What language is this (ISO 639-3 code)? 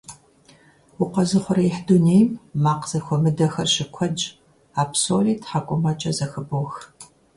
kbd